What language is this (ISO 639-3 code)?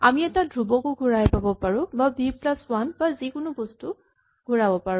asm